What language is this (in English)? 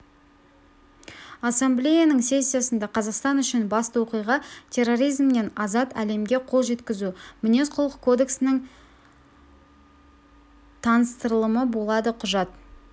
Kazakh